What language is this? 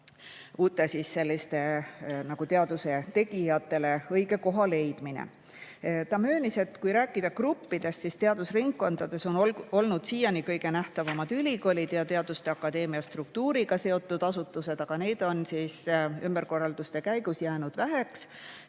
Estonian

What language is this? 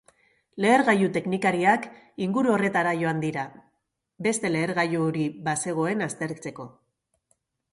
Basque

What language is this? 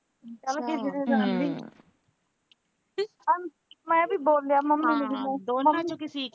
Punjabi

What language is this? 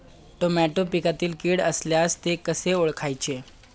Marathi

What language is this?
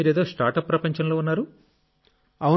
Telugu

